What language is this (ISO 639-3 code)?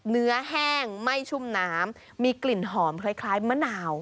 tha